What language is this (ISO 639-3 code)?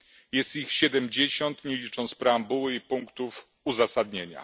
pol